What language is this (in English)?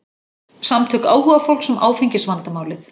Icelandic